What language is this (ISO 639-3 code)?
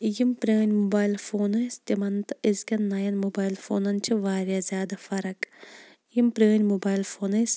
kas